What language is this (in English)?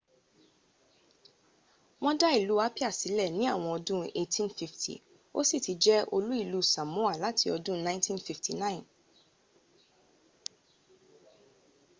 Yoruba